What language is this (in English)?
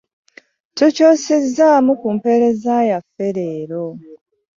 Ganda